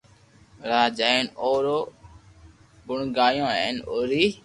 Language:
Loarki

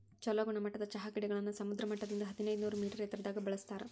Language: Kannada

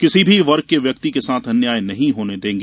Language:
Hindi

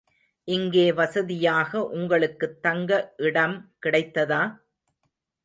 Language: Tamil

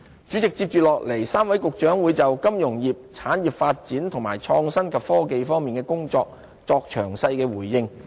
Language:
Cantonese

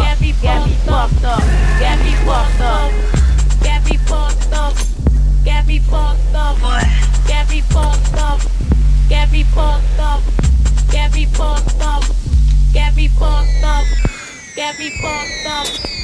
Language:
Greek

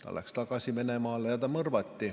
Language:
Estonian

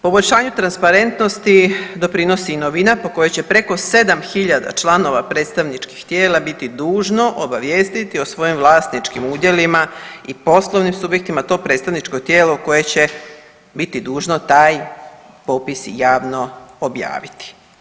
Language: Croatian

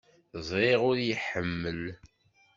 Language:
Kabyle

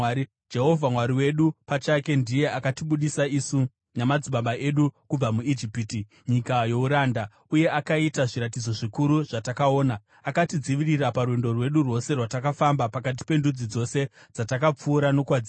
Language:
Shona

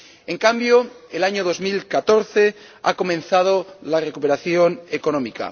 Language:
Spanish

